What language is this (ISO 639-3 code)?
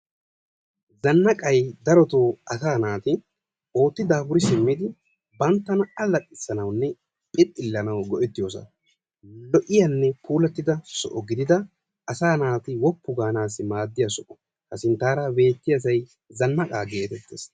wal